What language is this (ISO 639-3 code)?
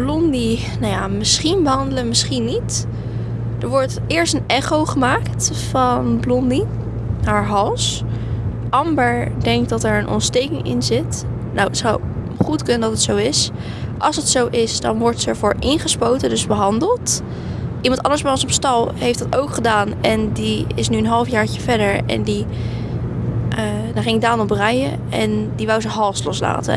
nld